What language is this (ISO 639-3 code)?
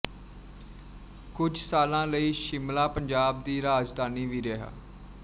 pan